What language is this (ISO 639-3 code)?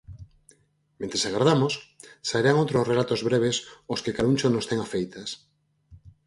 glg